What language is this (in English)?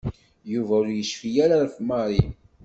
Kabyle